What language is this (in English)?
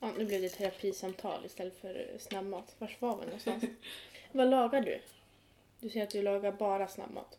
Swedish